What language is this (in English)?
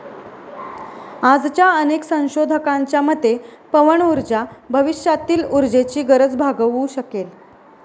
Marathi